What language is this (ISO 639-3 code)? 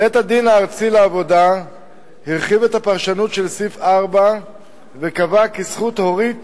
heb